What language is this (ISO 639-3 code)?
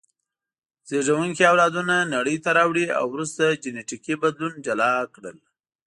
pus